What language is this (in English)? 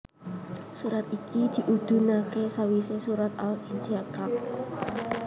Javanese